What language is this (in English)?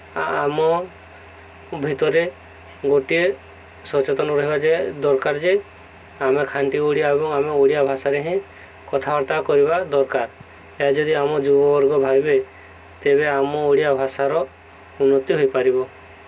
Odia